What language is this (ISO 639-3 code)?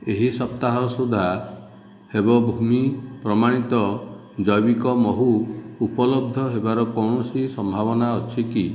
ori